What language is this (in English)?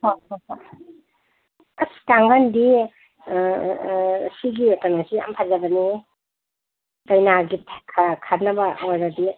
Manipuri